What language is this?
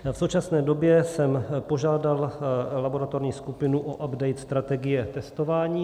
Czech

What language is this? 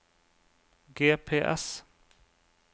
Norwegian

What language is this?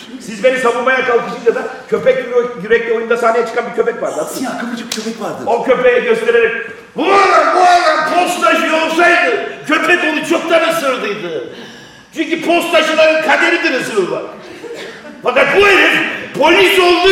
Turkish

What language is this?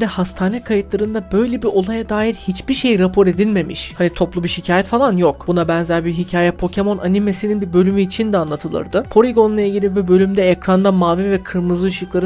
Turkish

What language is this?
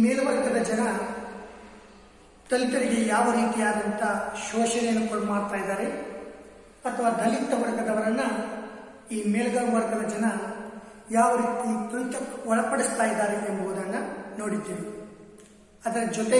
Romanian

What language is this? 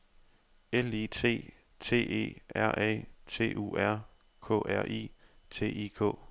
Danish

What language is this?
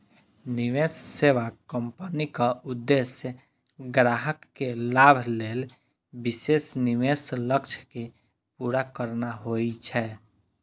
Maithili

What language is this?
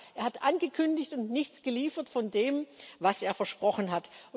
German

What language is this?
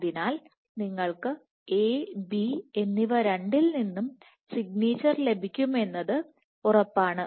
Malayalam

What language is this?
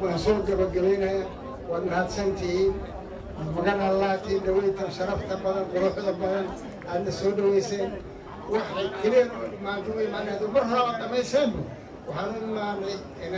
Arabic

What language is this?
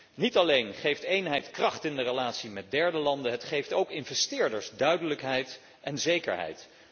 Dutch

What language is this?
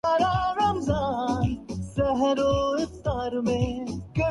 Urdu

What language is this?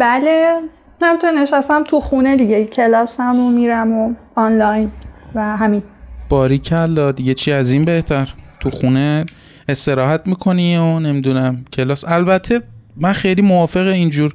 Persian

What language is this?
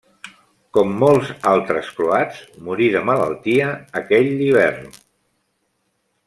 Catalan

